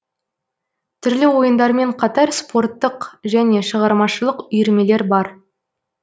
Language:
Kazakh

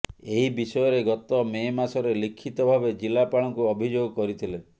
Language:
Odia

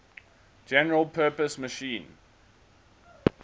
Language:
English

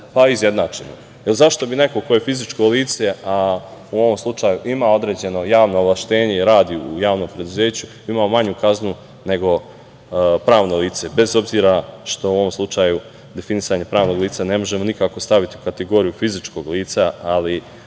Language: Serbian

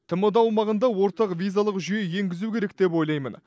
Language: Kazakh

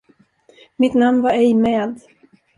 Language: Swedish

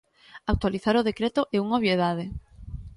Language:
Galician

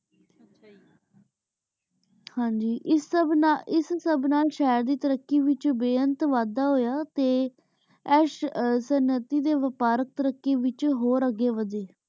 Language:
Punjabi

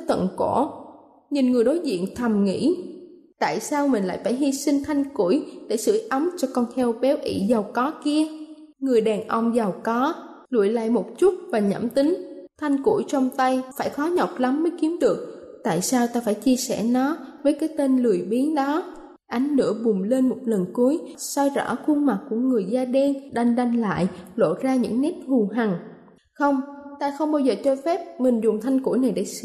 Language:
Vietnamese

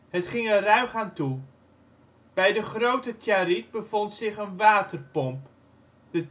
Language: Dutch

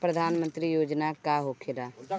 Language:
Bhojpuri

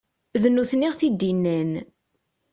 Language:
Kabyle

